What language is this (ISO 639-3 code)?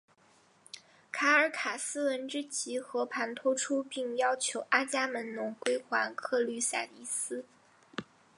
zho